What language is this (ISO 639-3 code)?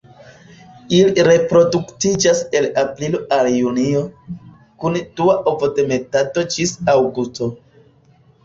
epo